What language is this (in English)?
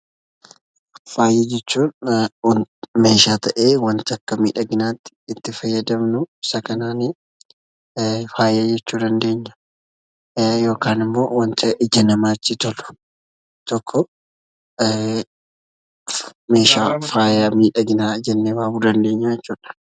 Oromo